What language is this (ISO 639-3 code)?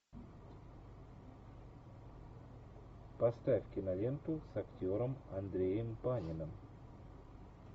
rus